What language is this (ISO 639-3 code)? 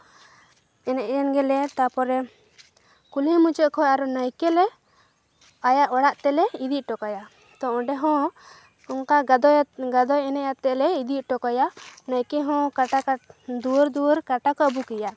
sat